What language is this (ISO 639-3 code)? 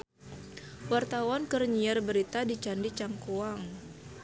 sun